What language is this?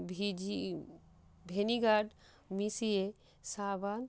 Bangla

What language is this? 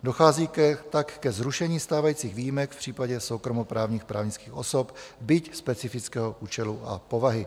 Czech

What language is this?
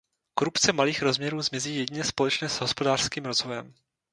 Czech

